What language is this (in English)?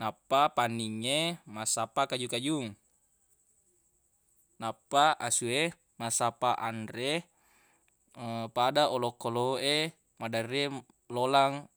Buginese